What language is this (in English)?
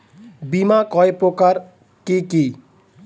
Bangla